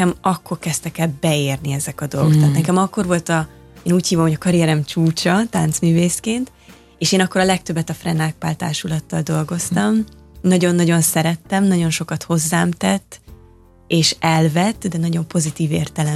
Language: Hungarian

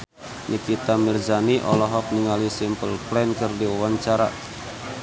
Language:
Sundanese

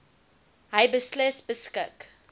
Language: Afrikaans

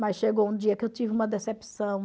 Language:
Portuguese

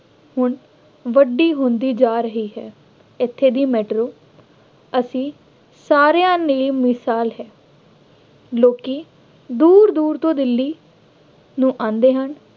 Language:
Punjabi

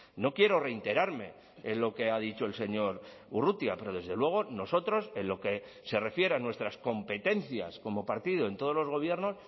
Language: Spanish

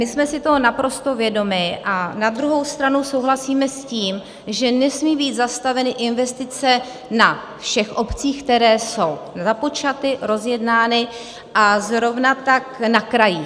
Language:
Czech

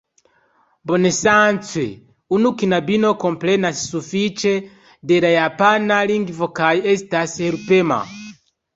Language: Esperanto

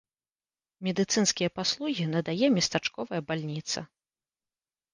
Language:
Belarusian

